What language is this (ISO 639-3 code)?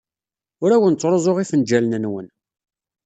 kab